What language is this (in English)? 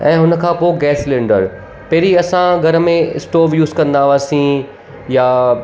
Sindhi